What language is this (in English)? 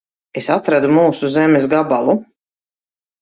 Latvian